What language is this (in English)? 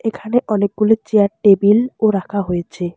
Bangla